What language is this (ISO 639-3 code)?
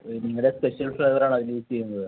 mal